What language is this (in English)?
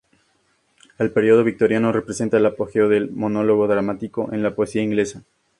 Spanish